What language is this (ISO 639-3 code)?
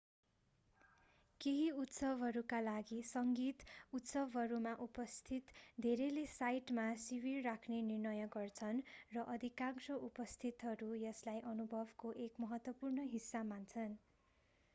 nep